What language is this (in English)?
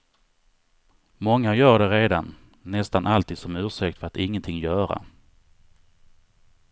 Swedish